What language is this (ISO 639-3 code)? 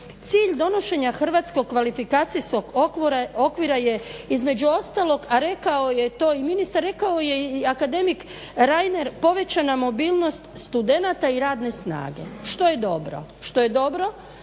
hrv